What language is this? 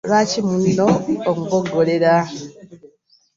Ganda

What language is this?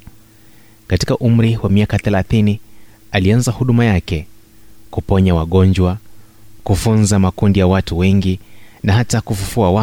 Swahili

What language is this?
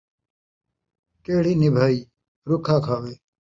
Saraiki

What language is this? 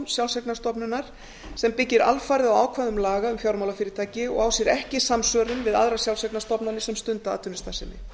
Icelandic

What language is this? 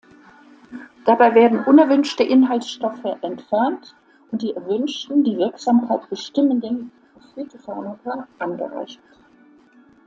German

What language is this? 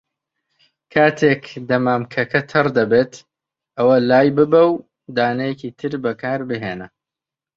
Central Kurdish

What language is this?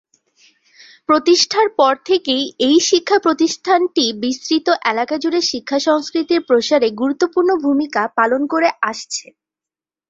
Bangla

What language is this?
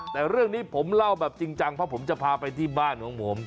Thai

